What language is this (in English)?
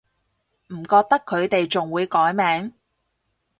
Cantonese